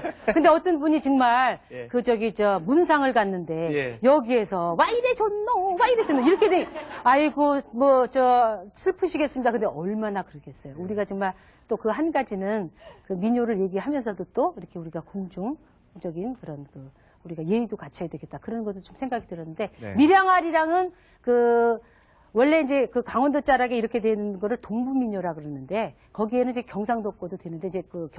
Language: Korean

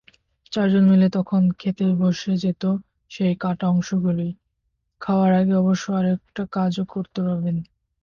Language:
Bangla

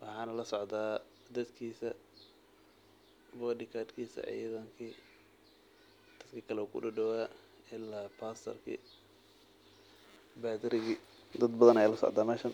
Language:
Somali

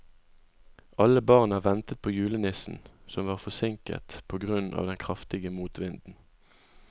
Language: Norwegian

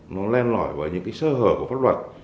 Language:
Vietnamese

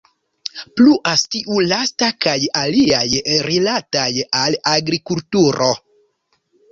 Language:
Esperanto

